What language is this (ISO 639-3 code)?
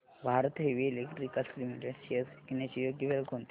mar